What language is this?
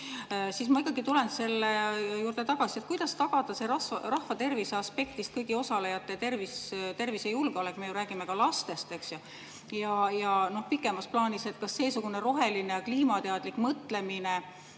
Estonian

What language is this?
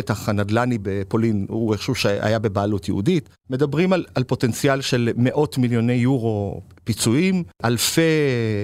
Hebrew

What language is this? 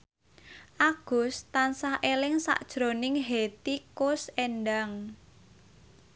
Javanese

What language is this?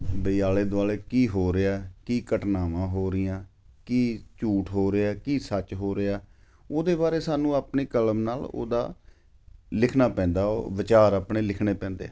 Punjabi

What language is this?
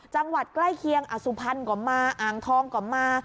Thai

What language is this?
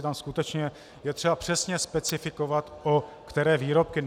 Czech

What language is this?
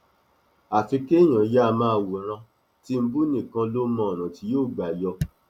Yoruba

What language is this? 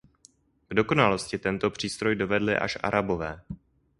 Czech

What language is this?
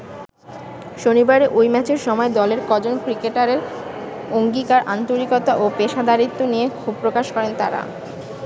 Bangla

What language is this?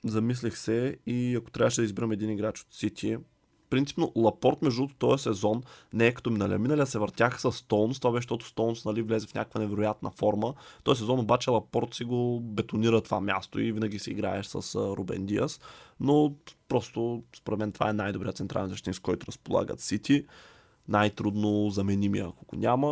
Bulgarian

